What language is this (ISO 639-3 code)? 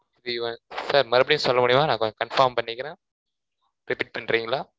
tam